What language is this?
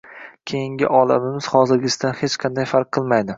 Uzbek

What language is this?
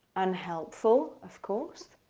English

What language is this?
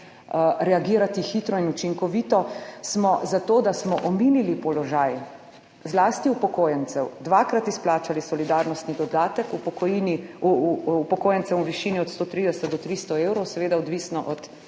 Slovenian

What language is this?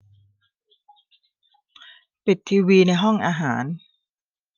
Thai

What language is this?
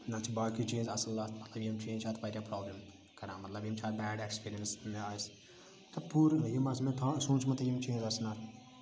Kashmiri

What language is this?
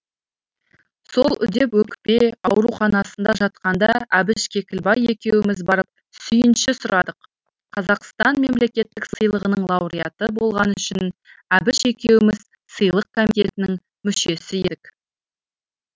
Kazakh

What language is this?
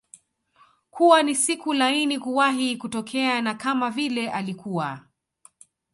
Swahili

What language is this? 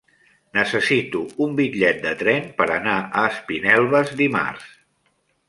Catalan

